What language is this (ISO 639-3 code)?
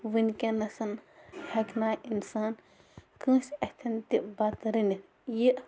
kas